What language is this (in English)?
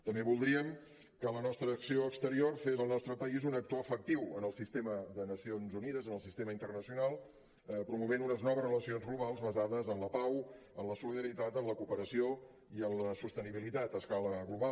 Catalan